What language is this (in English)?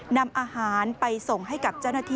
Thai